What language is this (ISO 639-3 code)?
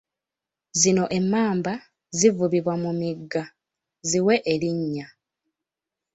lug